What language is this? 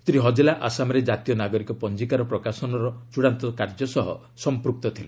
Odia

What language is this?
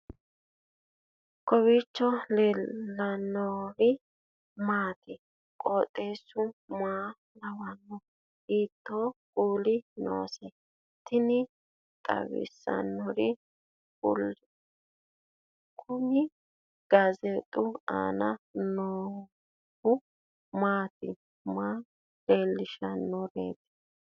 Sidamo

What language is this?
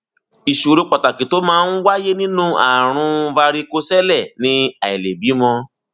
Yoruba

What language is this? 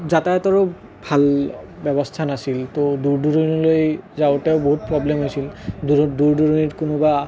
Assamese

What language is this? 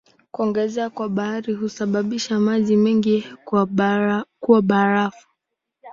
Swahili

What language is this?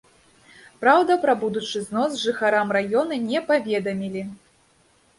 Belarusian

